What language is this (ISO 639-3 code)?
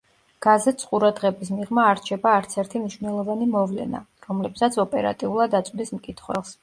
kat